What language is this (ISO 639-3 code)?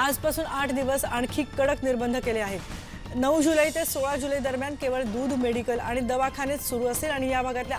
ron